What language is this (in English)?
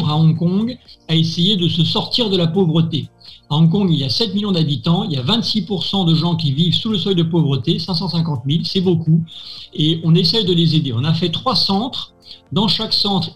French